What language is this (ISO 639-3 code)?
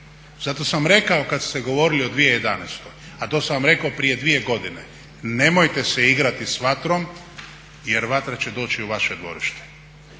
hrv